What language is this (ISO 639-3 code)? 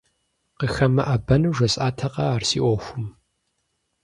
kbd